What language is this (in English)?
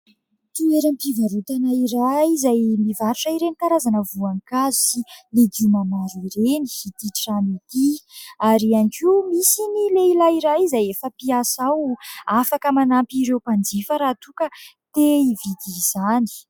Malagasy